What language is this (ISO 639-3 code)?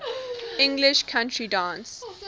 eng